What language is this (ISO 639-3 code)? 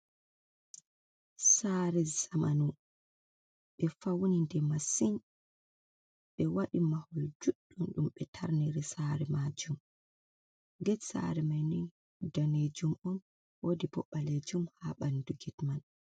ful